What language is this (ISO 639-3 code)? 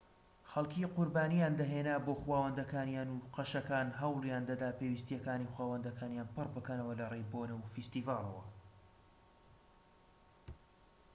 ckb